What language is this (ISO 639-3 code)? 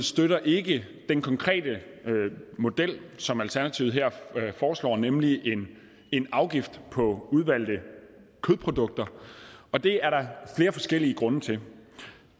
dan